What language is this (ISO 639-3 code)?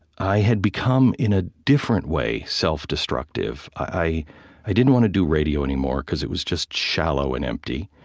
eng